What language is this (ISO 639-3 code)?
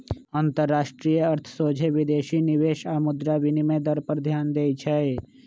mag